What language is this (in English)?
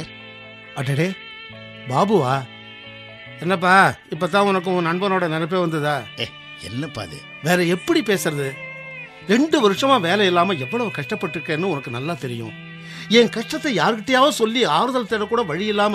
Tamil